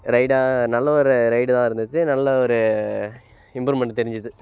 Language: Tamil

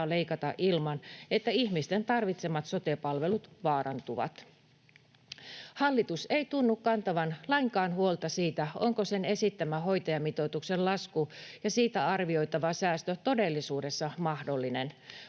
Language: Finnish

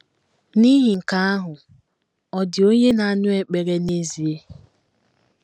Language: Igbo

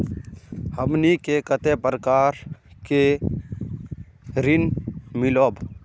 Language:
Magahi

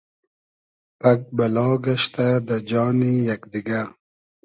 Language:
Hazaragi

